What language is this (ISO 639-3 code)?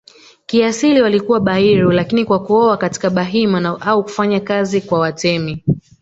swa